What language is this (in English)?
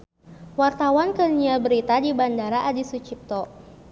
Sundanese